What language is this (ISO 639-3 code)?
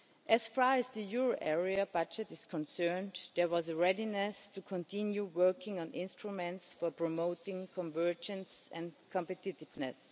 eng